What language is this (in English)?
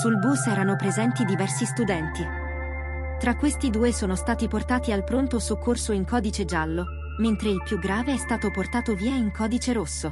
Italian